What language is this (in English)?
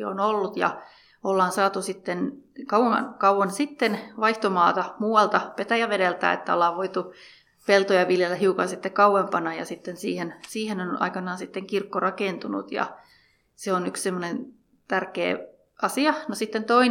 Finnish